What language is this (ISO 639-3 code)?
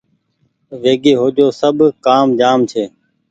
gig